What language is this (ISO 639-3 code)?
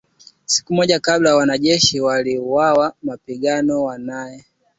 swa